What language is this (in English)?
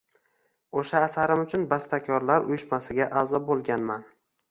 Uzbek